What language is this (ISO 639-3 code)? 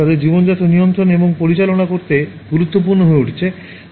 ben